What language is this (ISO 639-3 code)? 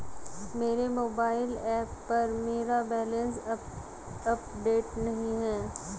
hin